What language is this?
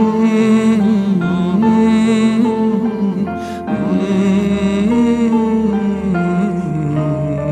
Turkish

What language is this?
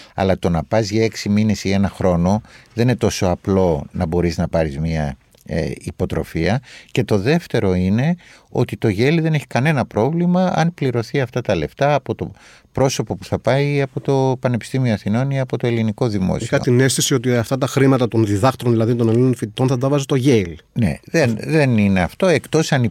Greek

